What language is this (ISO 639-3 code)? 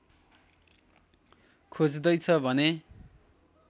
nep